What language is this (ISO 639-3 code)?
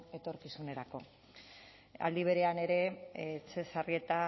eus